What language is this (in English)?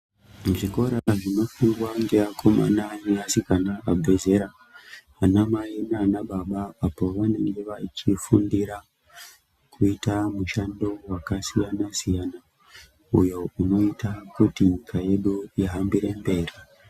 Ndau